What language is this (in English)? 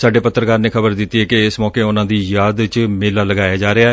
Punjabi